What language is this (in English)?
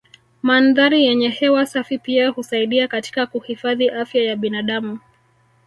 Swahili